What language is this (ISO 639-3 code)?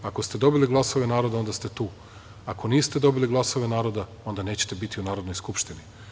srp